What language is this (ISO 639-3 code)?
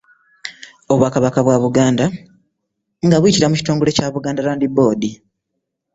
lug